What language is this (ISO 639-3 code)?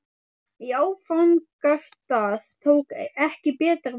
isl